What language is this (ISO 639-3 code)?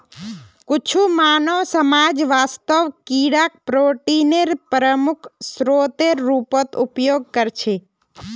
mag